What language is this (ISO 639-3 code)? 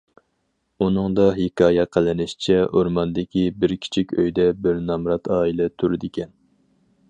uig